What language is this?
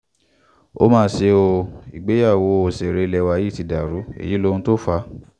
Yoruba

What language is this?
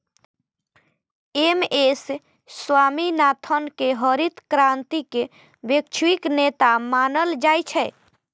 Maithili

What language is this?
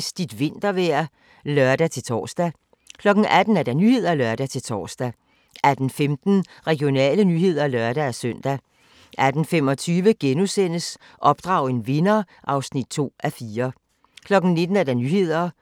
Danish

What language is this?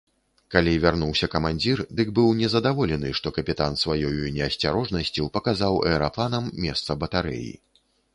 Belarusian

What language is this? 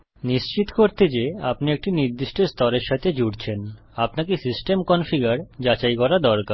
Bangla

